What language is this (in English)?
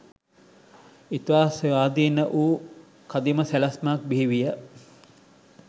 Sinhala